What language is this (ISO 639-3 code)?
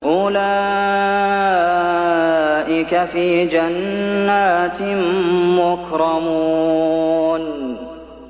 ara